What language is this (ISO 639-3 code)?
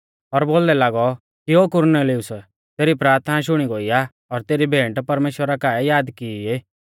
bfz